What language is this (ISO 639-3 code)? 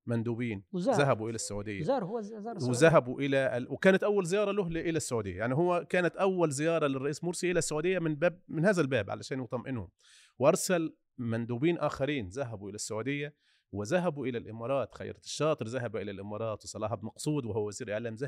ara